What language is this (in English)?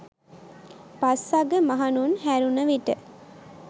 Sinhala